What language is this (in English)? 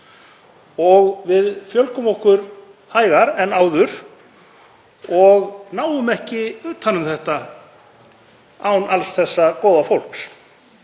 Icelandic